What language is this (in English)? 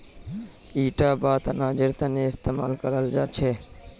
Magahi